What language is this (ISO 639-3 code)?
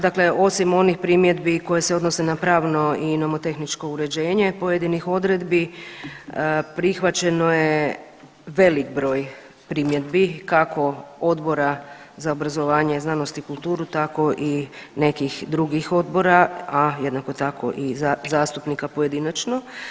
hrv